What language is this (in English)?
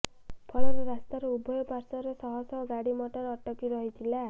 Odia